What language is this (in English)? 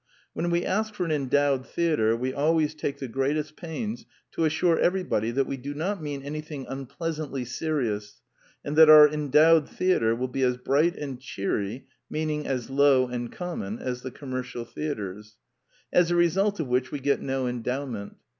English